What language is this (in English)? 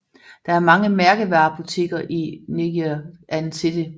Danish